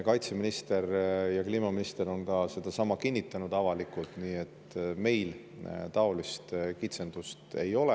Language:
Estonian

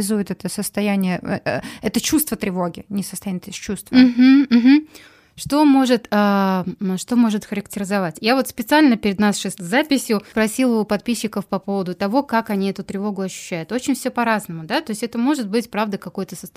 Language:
Russian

